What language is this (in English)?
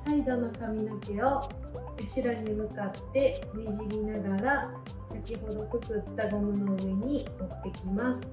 Japanese